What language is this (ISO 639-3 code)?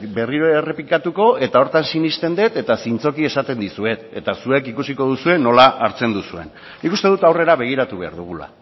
eus